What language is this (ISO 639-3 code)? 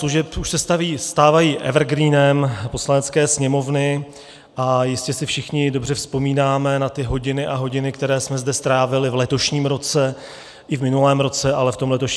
ces